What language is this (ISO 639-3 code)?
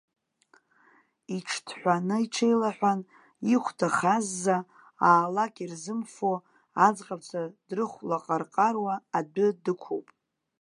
abk